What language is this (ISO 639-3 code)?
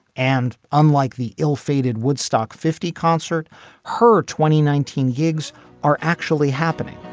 eng